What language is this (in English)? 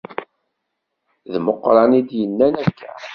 Kabyle